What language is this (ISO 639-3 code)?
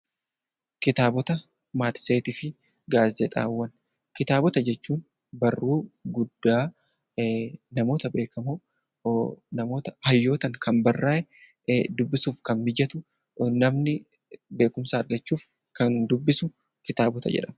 orm